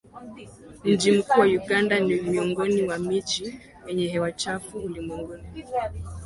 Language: Swahili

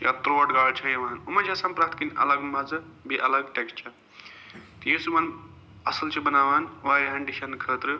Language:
Kashmiri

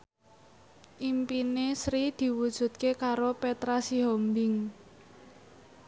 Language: Javanese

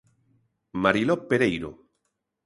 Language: Galician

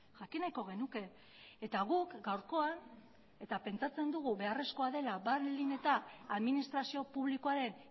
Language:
Basque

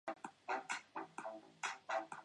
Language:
Chinese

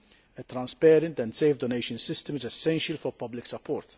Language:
English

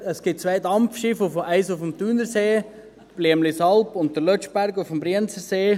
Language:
Swiss German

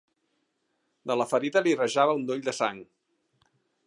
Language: Catalan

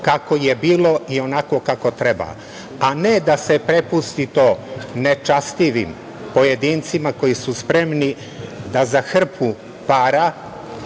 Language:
Serbian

